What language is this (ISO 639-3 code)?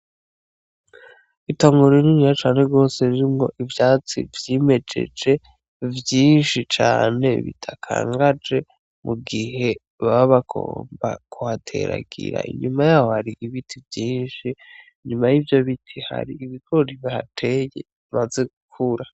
run